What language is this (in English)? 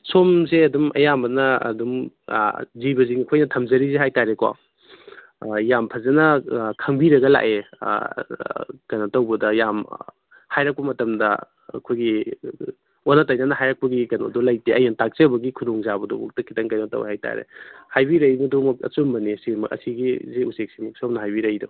Manipuri